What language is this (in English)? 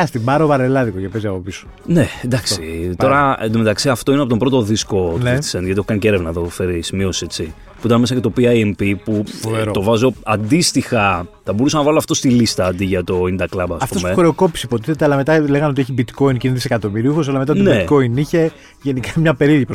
Greek